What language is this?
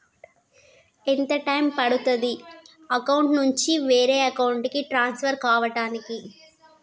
Telugu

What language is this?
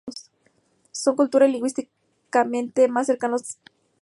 Spanish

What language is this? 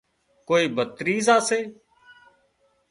Wadiyara Koli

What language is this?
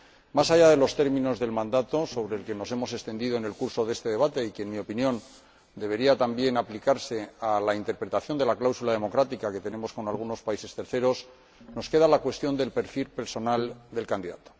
Spanish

